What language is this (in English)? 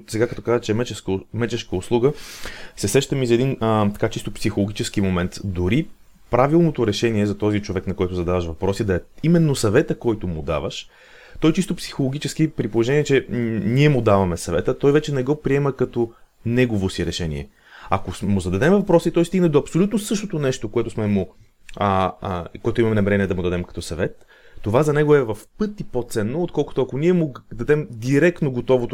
Bulgarian